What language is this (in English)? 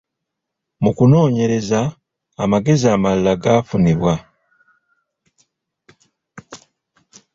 Ganda